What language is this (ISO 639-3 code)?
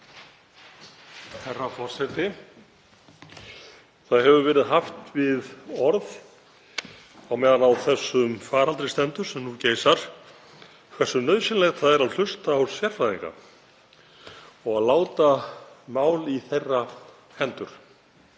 isl